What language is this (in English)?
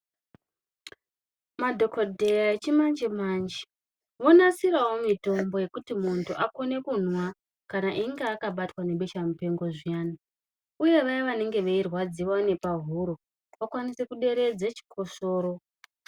Ndau